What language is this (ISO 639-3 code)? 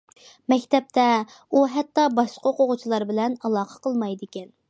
uig